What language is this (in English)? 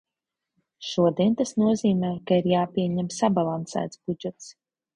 Latvian